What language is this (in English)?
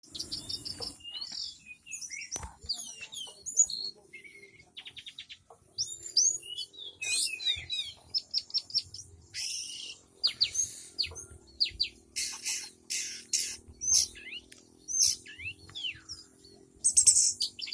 Indonesian